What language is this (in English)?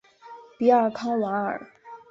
Chinese